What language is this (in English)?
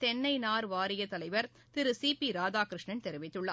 Tamil